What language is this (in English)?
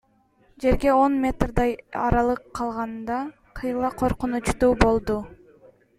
Kyrgyz